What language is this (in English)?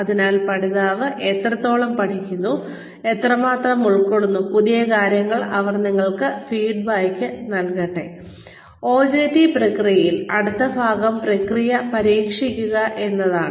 Malayalam